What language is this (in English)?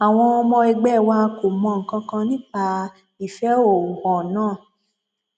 Yoruba